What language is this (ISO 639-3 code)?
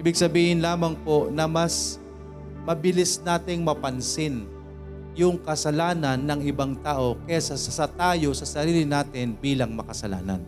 fil